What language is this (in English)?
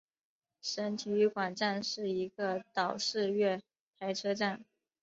Chinese